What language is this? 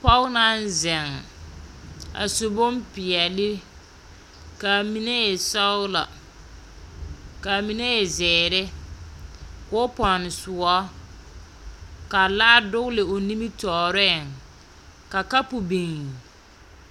Southern Dagaare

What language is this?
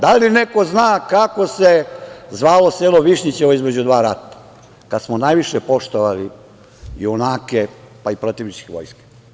Serbian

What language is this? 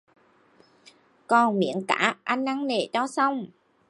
Vietnamese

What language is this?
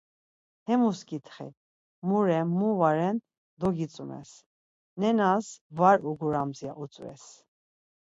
Laz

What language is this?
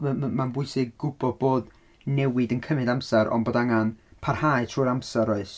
Welsh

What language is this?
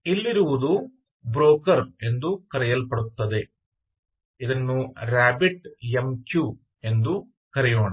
Kannada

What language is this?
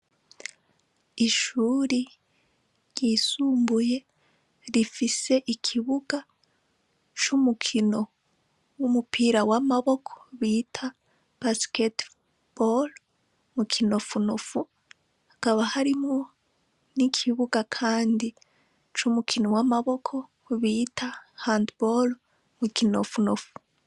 Rundi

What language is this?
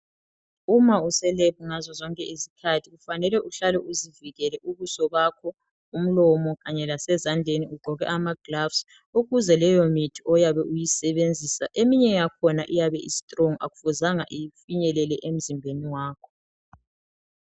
North Ndebele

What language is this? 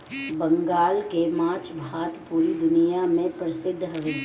Bhojpuri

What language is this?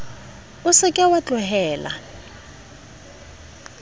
Southern Sotho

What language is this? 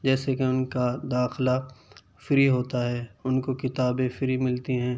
Urdu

